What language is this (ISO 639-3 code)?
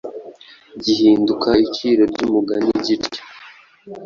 kin